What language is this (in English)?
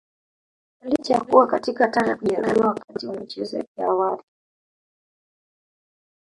Swahili